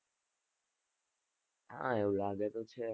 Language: Gujarati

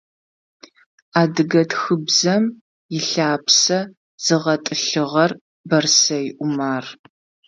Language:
Adyghe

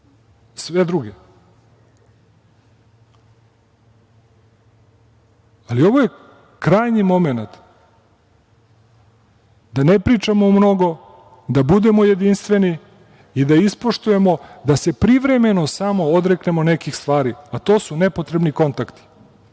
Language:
Serbian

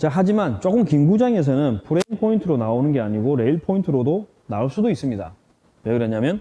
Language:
Korean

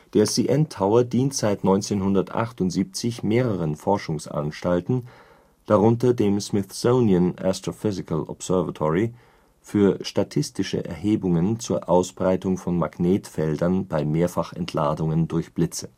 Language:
German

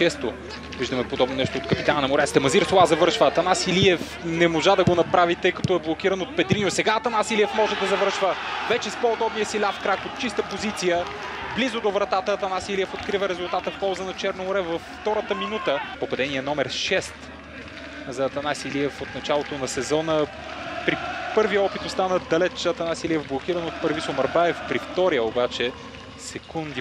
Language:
Bulgarian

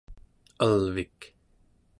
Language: Central Yupik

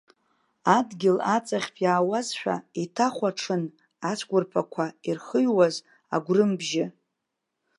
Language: Abkhazian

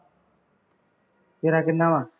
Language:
Punjabi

